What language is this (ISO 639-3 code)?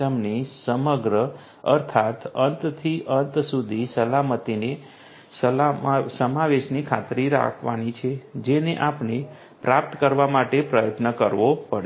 guj